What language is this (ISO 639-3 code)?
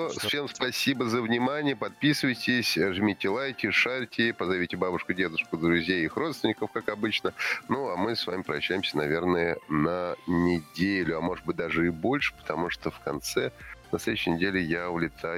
rus